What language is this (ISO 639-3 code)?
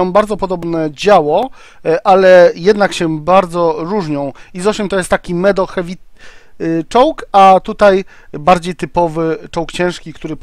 pol